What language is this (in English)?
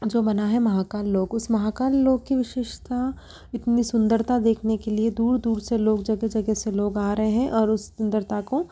Hindi